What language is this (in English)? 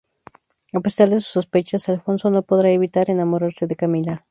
Spanish